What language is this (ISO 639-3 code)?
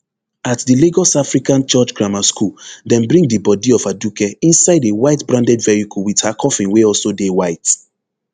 pcm